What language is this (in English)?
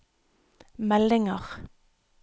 Norwegian